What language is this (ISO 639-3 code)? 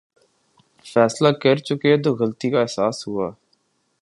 urd